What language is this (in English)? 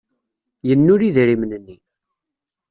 Kabyle